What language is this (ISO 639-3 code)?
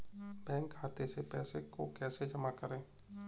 hin